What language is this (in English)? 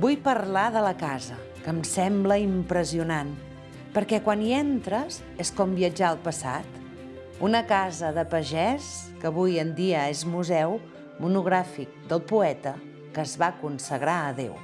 Catalan